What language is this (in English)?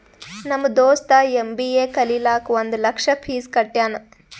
Kannada